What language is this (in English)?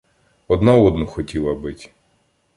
Ukrainian